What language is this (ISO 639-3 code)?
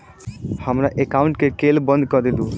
mai